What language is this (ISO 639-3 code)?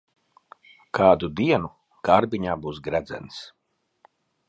lav